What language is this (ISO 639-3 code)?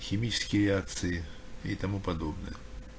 rus